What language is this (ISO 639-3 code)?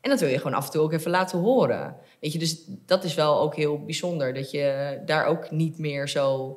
nld